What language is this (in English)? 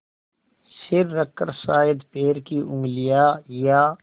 Hindi